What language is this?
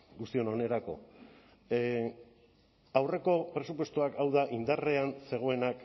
Basque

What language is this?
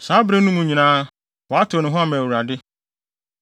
Akan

